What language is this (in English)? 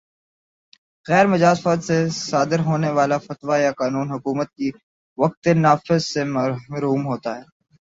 Urdu